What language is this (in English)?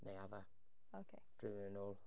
Welsh